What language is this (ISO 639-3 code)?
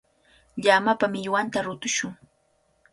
qvl